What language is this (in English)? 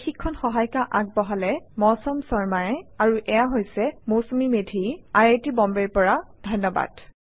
Assamese